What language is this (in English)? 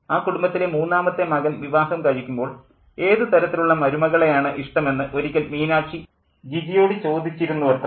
Malayalam